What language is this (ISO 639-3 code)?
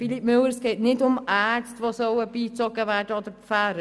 gsw